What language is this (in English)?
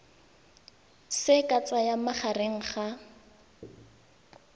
Tswana